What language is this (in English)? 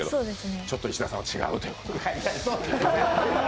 Japanese